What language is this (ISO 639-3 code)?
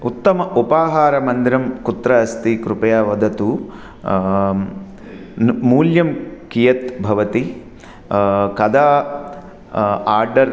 san